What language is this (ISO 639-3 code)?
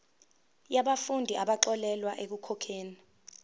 zul